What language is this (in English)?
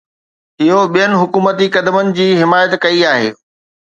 Sindhi